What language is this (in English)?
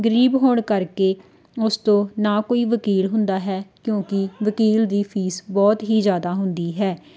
Punjabi